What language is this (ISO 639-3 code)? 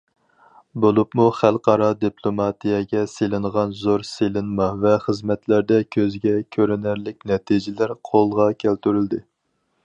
uig